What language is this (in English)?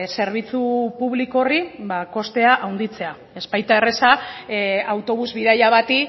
Basque